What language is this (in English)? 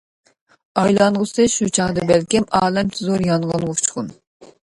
Uyghur